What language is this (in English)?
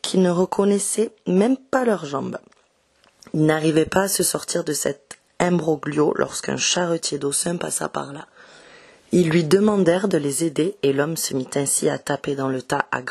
French